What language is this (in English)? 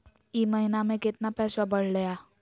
Magahi